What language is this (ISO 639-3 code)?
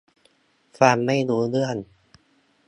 tha